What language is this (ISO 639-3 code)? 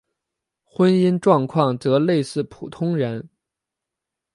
zho